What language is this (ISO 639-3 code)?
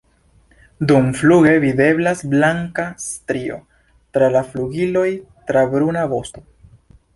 epo